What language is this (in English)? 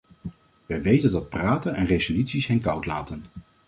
Dutch